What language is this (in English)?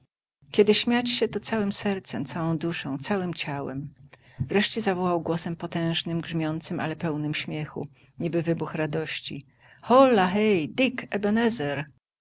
Polish